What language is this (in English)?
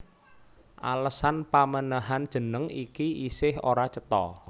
Javanese